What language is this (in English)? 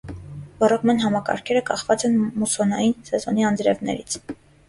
Armenian